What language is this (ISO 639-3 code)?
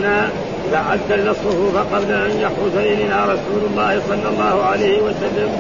ara